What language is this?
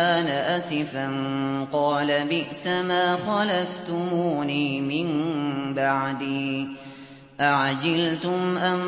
Arabic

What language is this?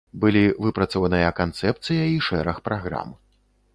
Belarusian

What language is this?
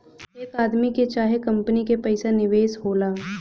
Bhojpuri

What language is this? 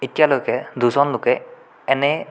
Assamese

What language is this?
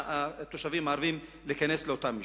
Hebrew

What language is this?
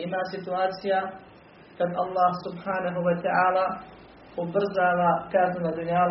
Croatian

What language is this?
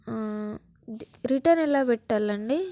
Telugu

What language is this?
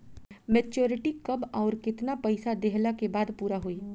Bhojpuri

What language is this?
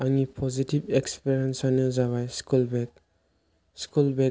Bodo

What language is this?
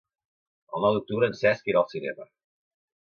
Catalan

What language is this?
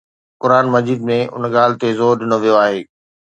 Sindhi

